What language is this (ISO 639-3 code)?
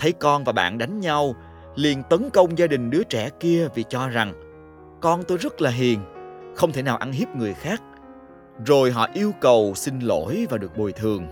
vie